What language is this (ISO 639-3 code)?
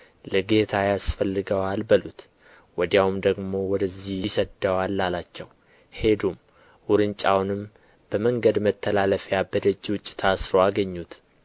amh